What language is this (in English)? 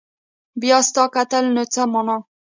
Pashto